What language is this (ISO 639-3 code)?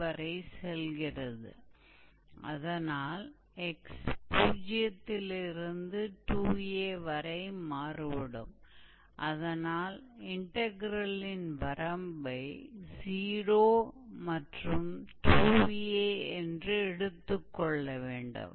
hin